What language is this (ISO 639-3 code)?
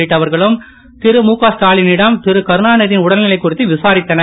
tam